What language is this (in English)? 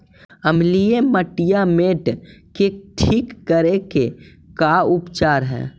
Magahi